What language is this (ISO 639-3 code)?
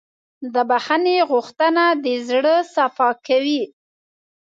pus